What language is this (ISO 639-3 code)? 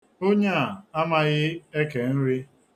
ibo